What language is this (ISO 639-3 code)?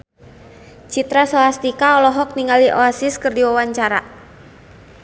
sun